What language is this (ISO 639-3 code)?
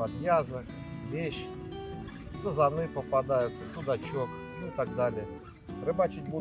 rus